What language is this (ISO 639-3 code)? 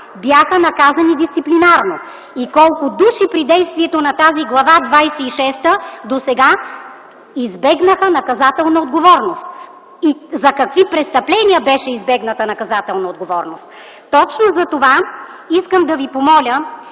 bul